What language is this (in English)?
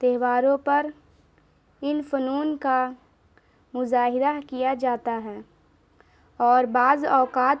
Urdu